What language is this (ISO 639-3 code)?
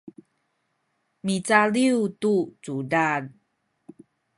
szy